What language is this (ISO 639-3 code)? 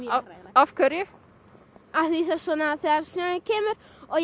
isl